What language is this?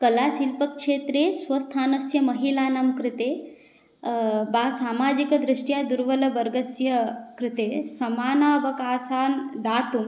Sanskrit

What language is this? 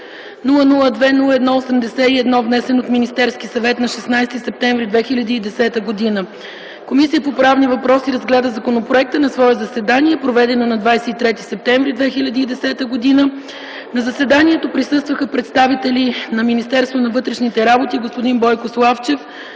Bulgarian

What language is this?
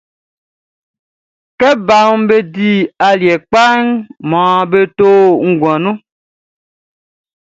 Baoulé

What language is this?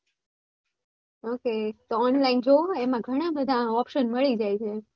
Gujarati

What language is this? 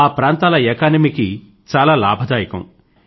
Telugu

